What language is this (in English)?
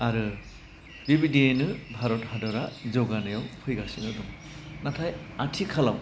Bodo